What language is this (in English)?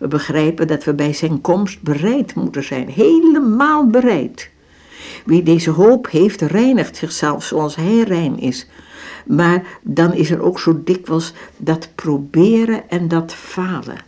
Dutch